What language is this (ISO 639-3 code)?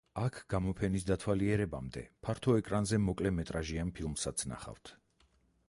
kat